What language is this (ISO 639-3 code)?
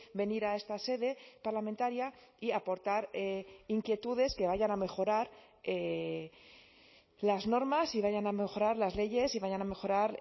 spa